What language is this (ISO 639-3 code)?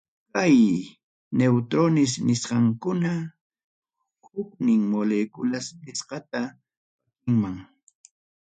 quy